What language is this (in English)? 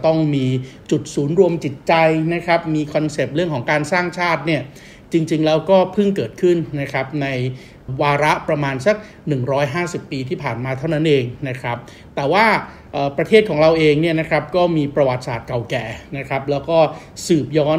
Thai